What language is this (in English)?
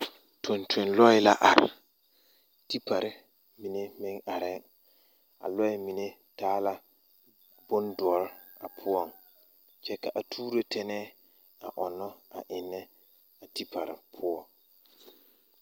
Southern Dagaare